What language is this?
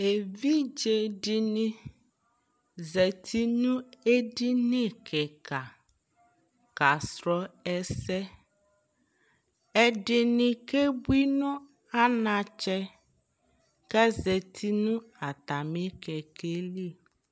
Ikposo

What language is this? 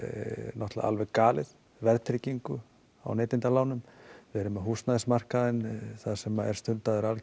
Icelandic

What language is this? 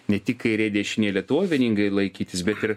Lithuanian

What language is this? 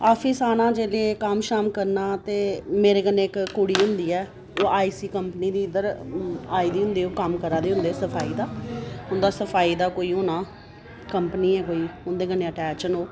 Dogri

